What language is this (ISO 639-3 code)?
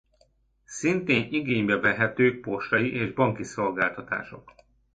hun